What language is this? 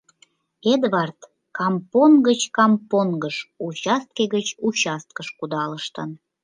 Mari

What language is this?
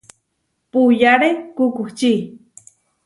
Huarijio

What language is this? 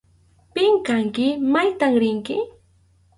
Arequipa-La Unión Quechua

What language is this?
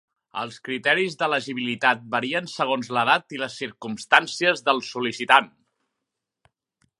Catalan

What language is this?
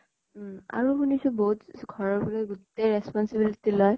Assamese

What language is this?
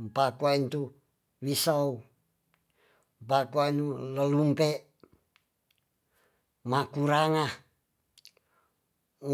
Tonsea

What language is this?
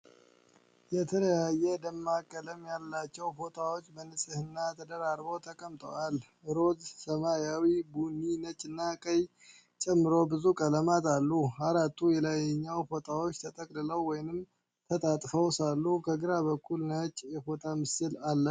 Amharic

